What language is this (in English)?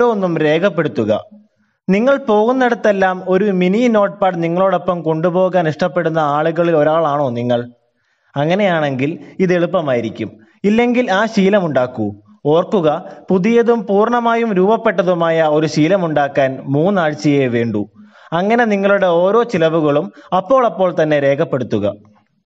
Malayalam